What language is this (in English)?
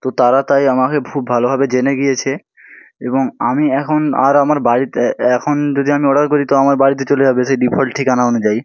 Bangla